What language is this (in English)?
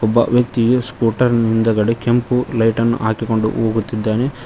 Kannada